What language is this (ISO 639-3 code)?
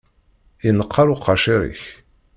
kab